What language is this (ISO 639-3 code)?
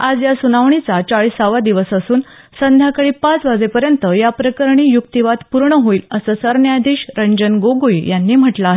mar